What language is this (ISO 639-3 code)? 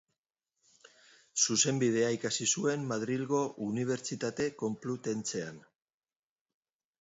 eus